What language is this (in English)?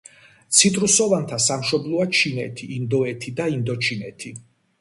Georgian